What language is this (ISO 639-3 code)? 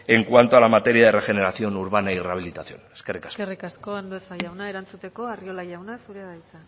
eus